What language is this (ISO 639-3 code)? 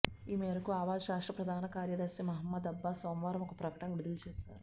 tel